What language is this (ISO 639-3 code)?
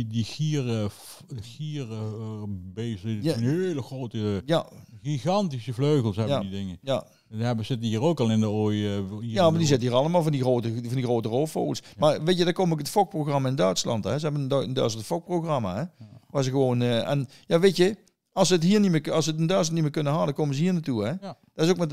nld